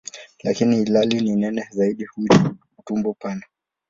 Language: Swahili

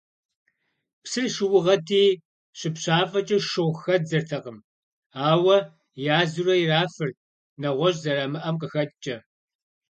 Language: Kabardian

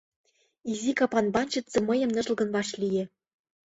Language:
Mari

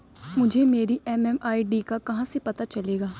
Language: Hindi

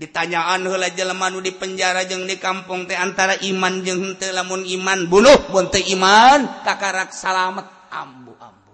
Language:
Indonesian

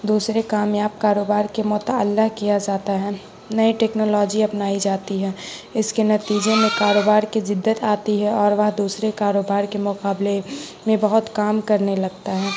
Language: Urdu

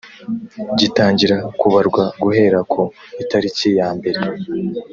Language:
Kinyarwanda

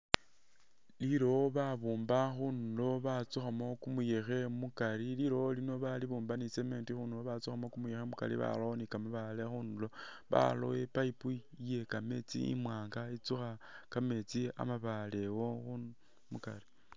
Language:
Masaaba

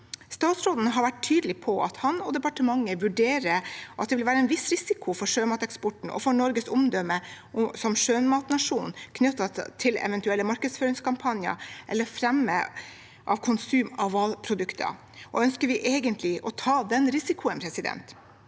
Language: Norwegian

